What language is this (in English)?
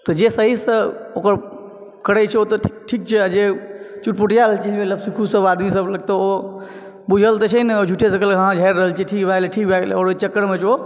Maithili